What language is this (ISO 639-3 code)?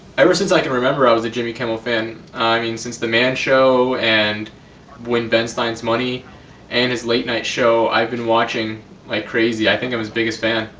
eng